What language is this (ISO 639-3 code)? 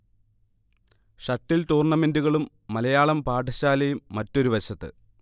mal